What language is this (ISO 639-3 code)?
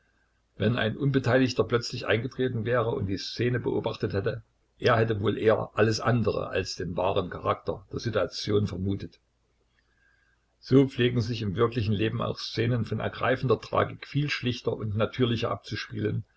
deu